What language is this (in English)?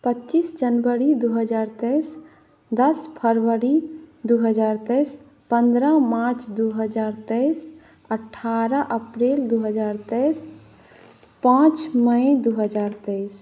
Maithili